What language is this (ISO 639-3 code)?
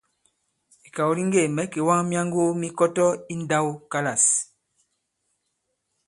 abb